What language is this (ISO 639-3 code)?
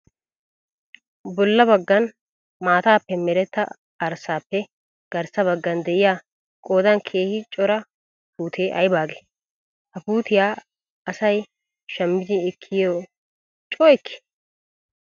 wal